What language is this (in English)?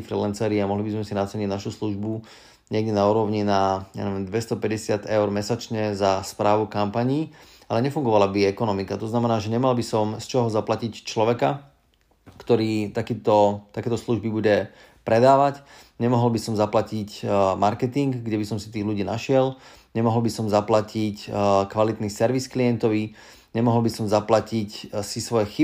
Slovak